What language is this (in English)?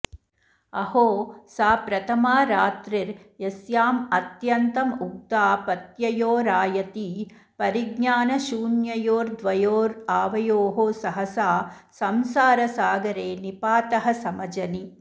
Sanskrit